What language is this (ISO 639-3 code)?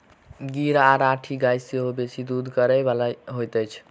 mai